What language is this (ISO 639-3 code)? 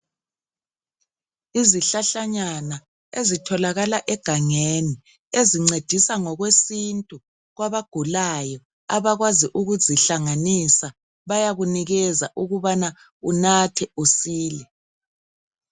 nde